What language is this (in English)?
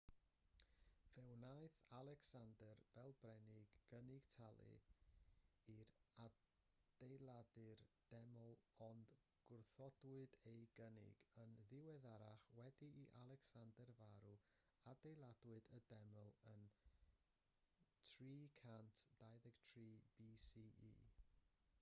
Welsh